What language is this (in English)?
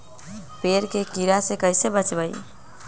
Magahi